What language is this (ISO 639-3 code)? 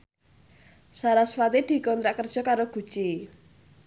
jav